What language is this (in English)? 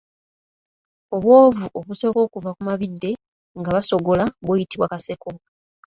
Ganda